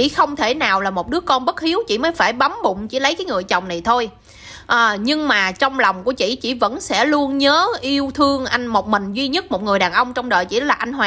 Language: Vietnamese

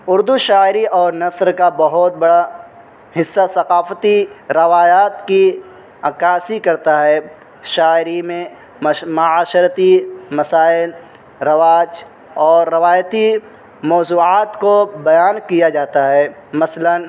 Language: Urdu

